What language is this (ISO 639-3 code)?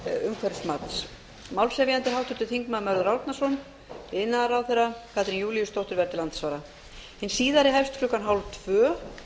isl